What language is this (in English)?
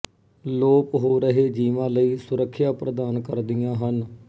Punjabi